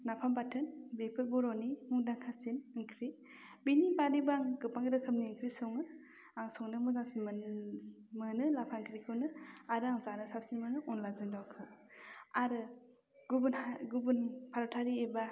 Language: Bodo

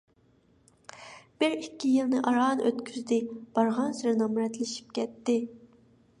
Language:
Uyghur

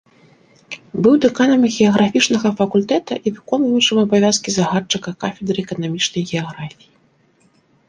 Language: Belarusian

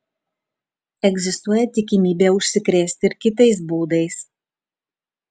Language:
Lithuanian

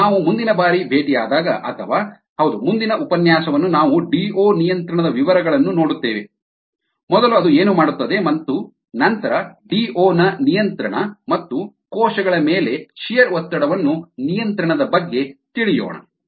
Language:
Kannada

